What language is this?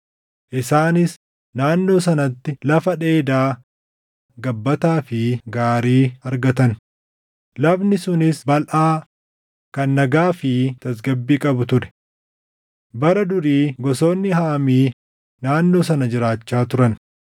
Oromo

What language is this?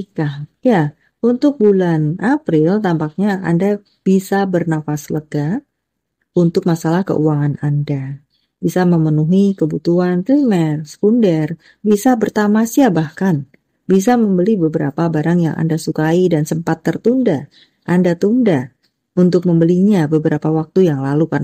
Indonesian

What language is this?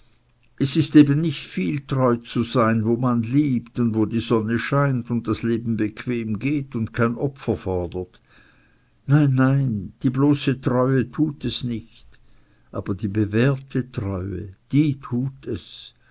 German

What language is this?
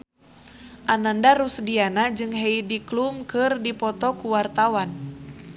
Sundanese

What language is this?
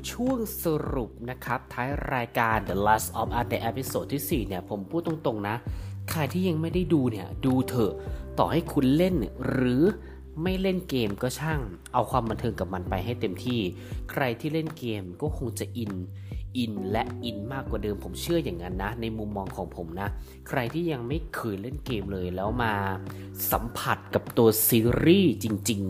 Thai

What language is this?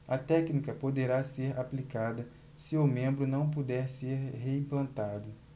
Portuguese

